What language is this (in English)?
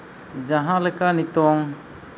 Santali